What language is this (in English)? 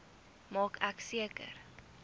Afrikaans